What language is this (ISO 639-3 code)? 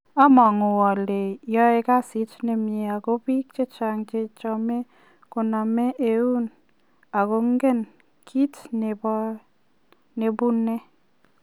kln